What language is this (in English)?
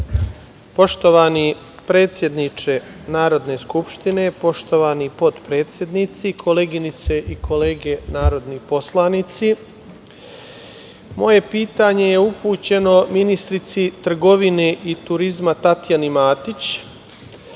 Serbian